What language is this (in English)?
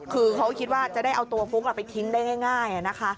Thai